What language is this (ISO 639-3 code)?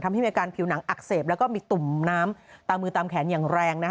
tha